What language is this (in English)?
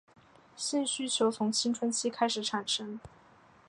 Chinese